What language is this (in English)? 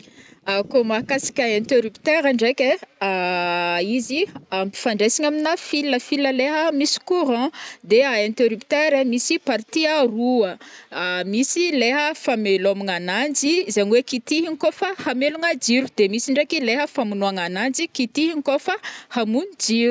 Northern Betsimisaraka Malagasy